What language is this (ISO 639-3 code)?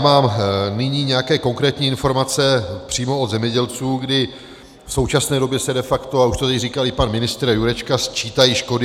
ces